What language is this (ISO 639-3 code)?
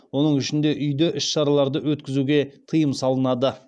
kaz